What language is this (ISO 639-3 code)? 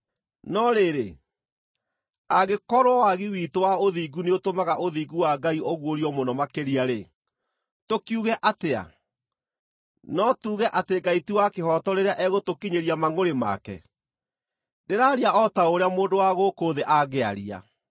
kik